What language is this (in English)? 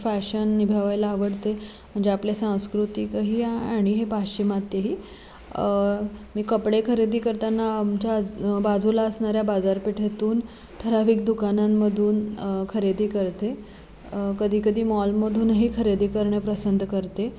Marathi